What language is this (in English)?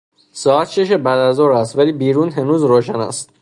Persian